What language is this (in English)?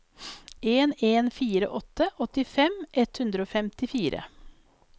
Norwegian